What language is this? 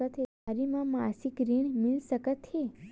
Chhattisgarhi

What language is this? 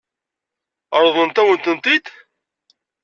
Kabyle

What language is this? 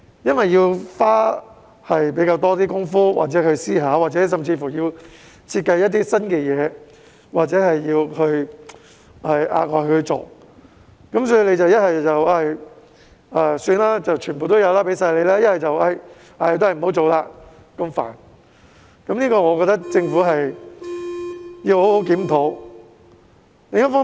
Cantonese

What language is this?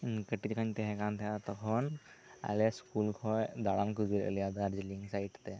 Santali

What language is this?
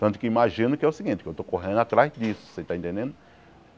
Portuguese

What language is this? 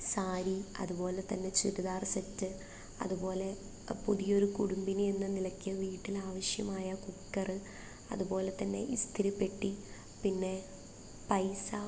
Malayalam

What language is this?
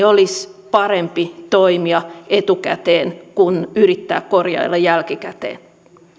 Finnish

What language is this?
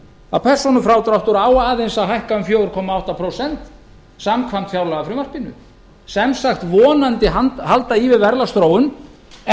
Icelandic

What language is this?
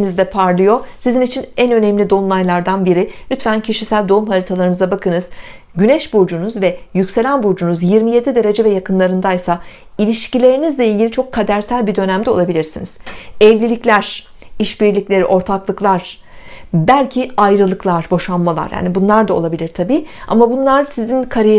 Turkish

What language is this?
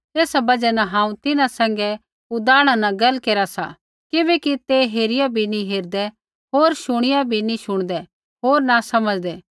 Kullu Pahari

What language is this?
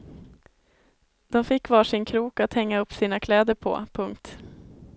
Swedish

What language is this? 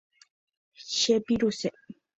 Guarani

